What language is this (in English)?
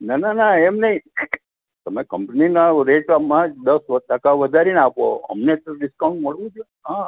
Gujarati